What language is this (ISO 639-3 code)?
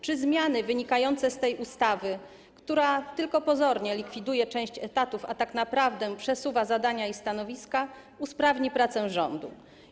pol